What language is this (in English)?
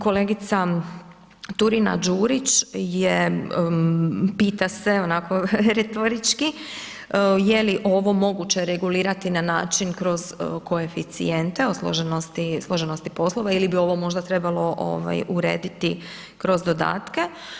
Croatian